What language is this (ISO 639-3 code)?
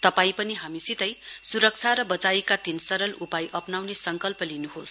nep